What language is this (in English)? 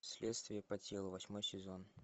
Russian